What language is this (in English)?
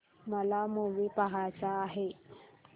Marathi